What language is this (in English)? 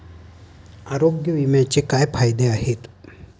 Marathi